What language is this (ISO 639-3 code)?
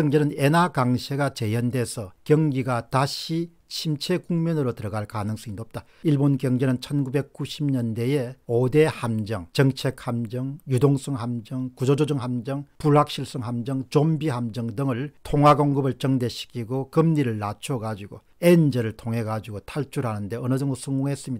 kor